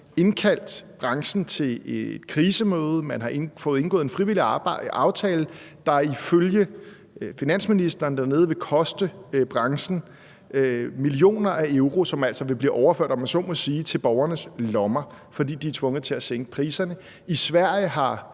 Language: Danish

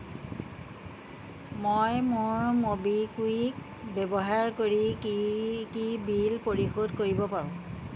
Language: Assamese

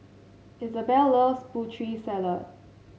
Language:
English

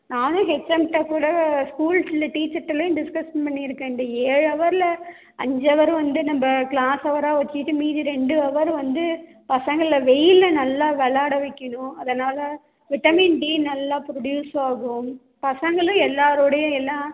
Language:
Tamil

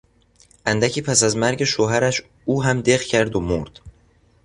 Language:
Persian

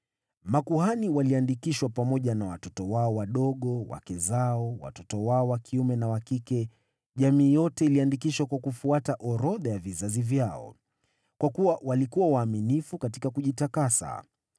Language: Swahili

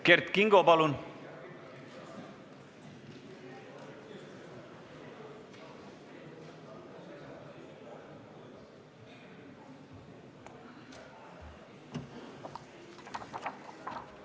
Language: Estonian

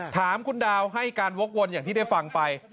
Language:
Thai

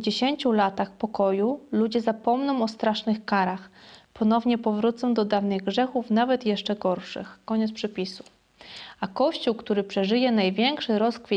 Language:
Polish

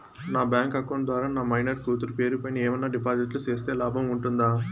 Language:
Telugu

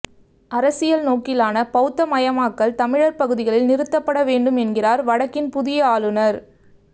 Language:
Tamil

